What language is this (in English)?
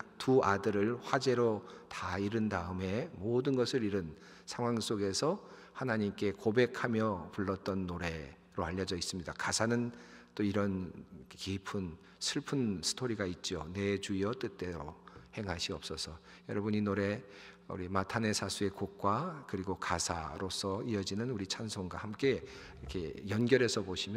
Korean